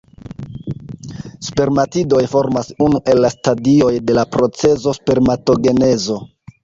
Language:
Esperanto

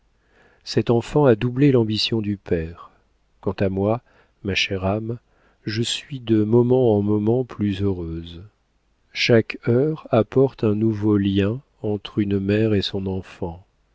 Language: French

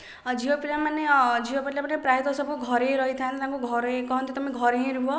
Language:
Odia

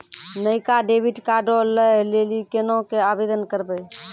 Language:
Maithili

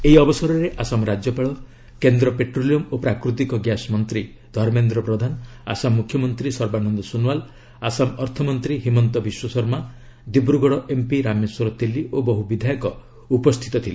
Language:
Odia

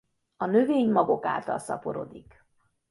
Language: Hungarian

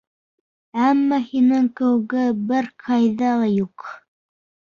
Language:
Bashkir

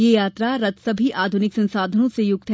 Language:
Hindi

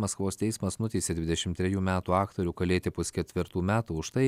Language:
Lithuanian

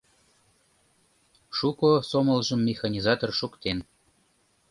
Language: Mari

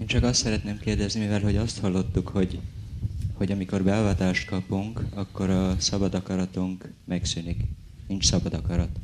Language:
Hungarian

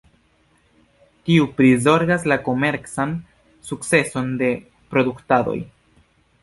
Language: Esperanto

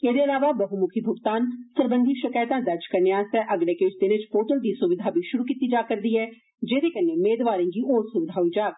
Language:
Dogri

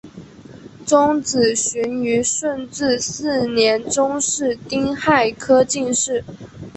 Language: Chinese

